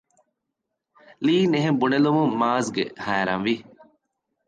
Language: Divehi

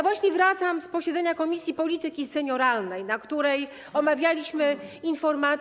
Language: Polish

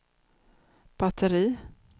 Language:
Swedish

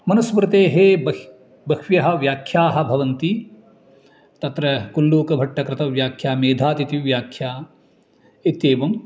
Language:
Sanskrit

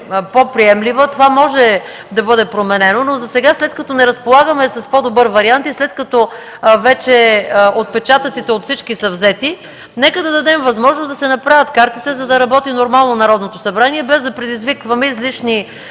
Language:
Bulgarian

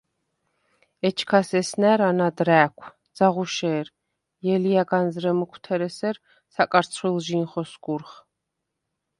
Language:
Svan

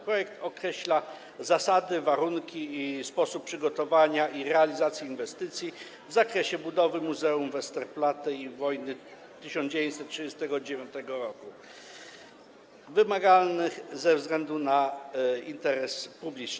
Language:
Polish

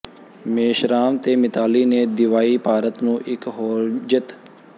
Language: Punjabi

